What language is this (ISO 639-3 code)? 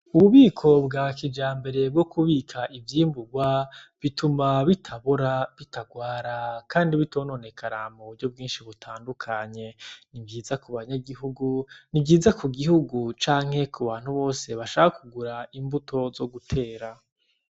run